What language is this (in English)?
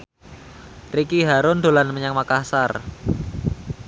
Javanese